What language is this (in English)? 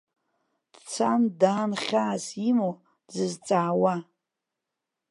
Abkhazian